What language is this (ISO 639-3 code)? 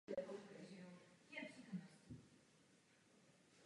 ces